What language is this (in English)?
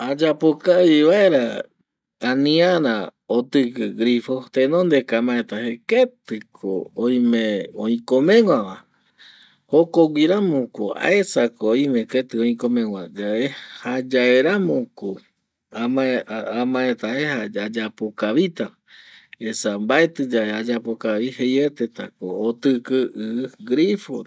Eastern Bolivian Guaraní